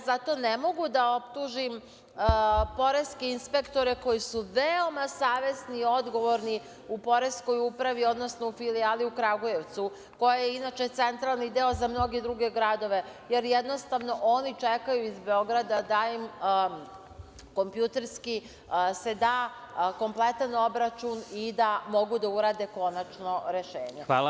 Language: Serbian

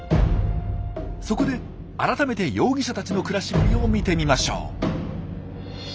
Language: Japanese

